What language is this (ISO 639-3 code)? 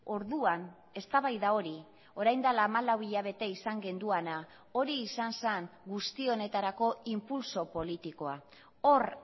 eus